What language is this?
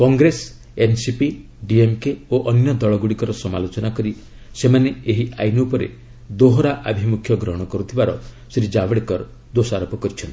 Odia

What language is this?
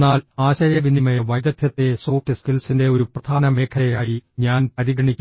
Malayalam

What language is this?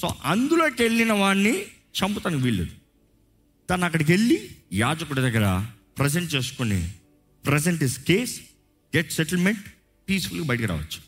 Telugu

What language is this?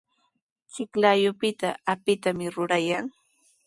Sihuas Ancash Quechua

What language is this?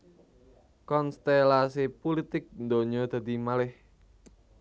Javanese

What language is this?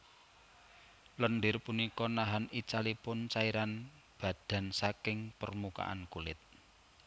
Javanese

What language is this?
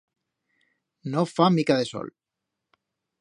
Aragonese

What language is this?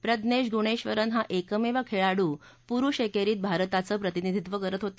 Marathi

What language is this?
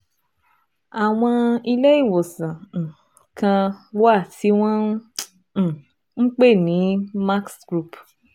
Yoruba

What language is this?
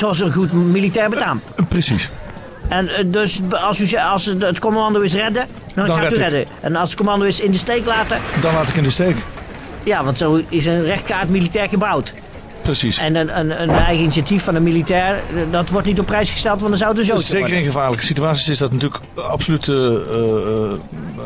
Dutch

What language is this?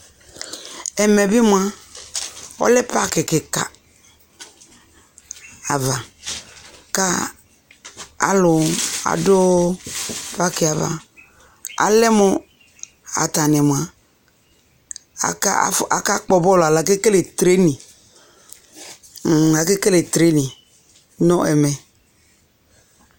Ikposo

